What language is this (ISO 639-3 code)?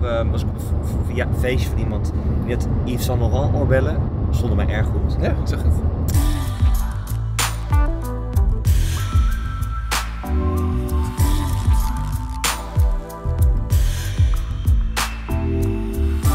nld